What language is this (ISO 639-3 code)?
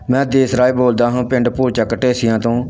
pan